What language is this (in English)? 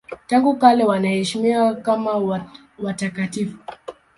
Swahili